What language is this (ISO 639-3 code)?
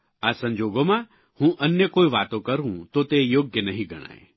guj